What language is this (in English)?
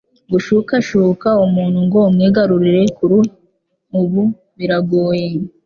Kinyarwanda